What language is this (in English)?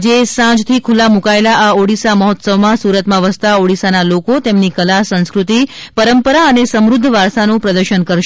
Gujarati